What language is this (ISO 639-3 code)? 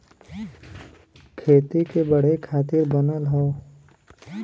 bho